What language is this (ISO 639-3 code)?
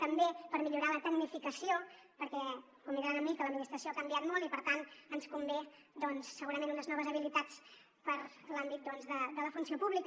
cat